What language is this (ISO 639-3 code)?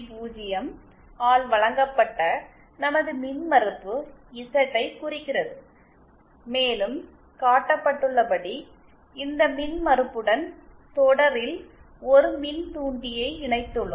tam